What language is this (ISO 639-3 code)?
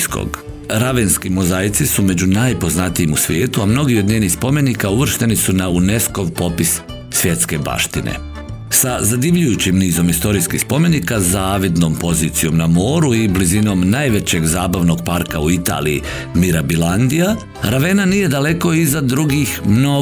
hrv